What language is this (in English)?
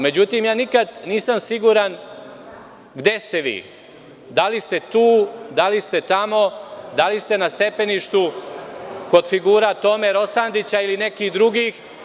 Serbian